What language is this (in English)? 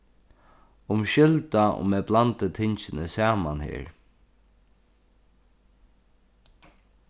Faroese